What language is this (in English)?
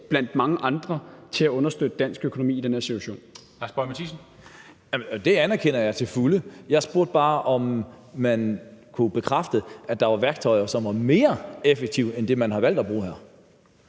Danish